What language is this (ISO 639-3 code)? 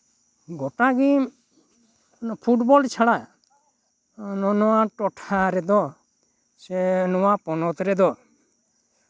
sat